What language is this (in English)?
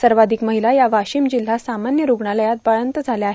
Marathi